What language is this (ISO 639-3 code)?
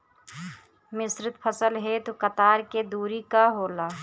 bho